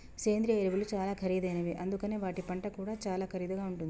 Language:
Telugu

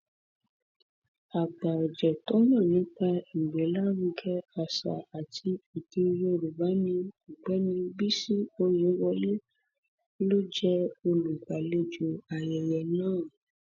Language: Yoruba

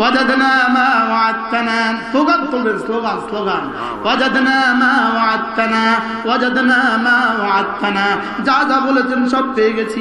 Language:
Bangla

